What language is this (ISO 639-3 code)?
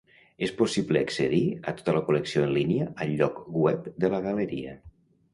cat